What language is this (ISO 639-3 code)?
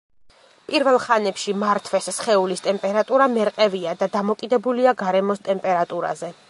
kat